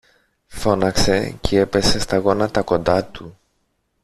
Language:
Greek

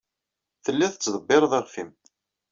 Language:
Kabyle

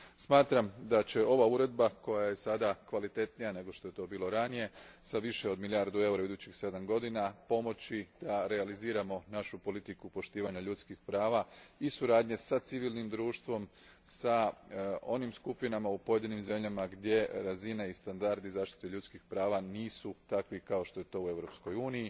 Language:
Croatian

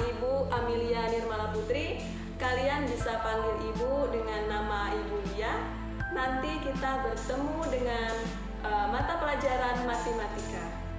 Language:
Indonesian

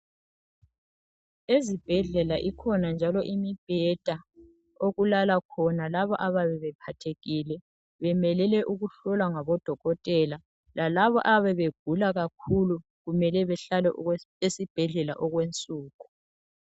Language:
North Ndebele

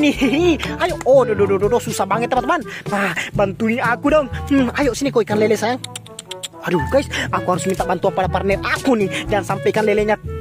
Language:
Indonesian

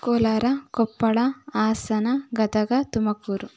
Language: Kannada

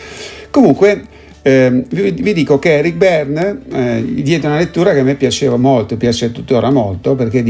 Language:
Italian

